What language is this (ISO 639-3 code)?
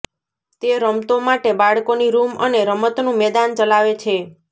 guj